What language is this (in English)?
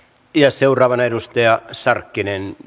Finnish